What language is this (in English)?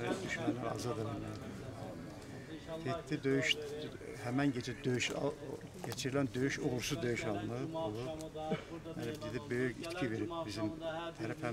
Turkish